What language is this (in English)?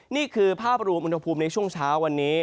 Thai